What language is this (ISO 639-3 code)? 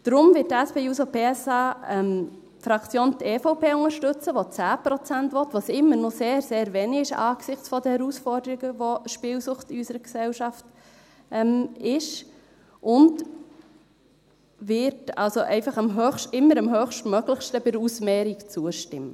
gsw